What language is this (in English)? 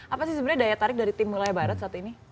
Indonesian